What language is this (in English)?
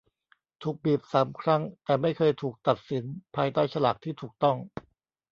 Thai